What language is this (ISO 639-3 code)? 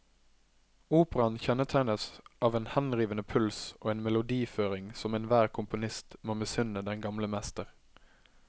nor